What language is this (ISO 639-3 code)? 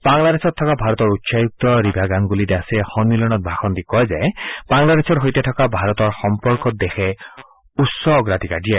asm